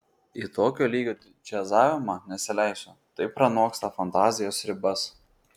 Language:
Lithuanian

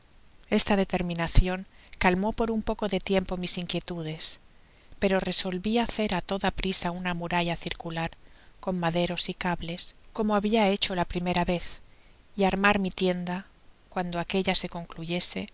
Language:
Spanish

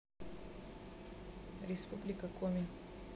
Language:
Russian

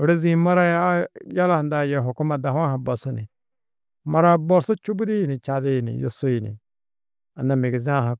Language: Tedaga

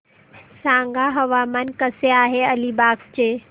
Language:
Marathi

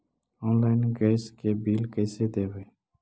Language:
Magahi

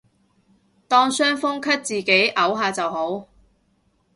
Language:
Cantonese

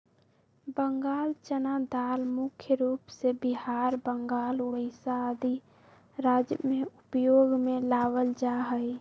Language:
Magahi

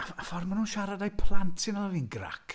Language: Welsh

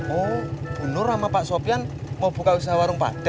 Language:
Indonesian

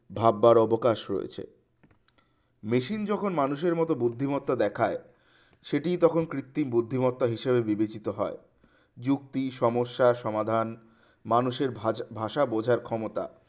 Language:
Bangla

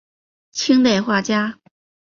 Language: Chinese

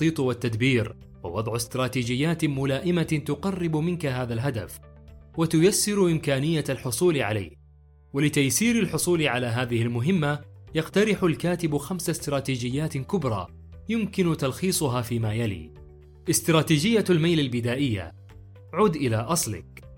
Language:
Arabic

